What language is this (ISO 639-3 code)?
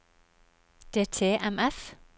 nor